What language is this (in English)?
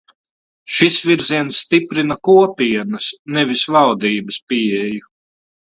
Latvian